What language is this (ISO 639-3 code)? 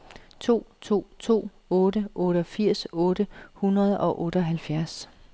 dan